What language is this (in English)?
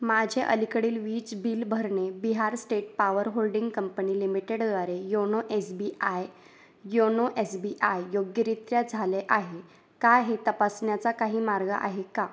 Marathi